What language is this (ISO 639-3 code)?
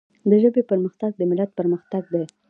pus